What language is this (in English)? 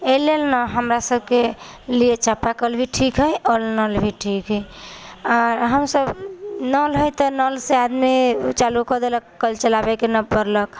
Maithili